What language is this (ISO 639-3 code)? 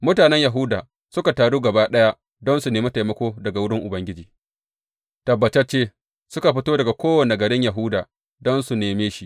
hau